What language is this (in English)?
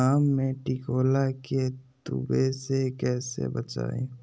Magahi